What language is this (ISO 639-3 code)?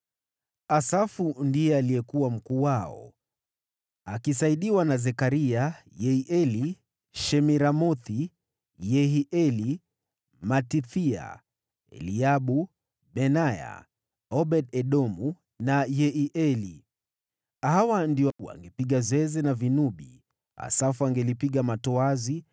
swa